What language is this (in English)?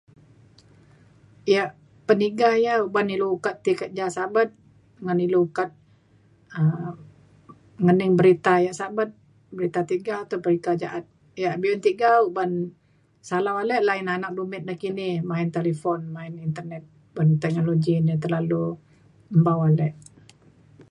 Mainstream Kenyah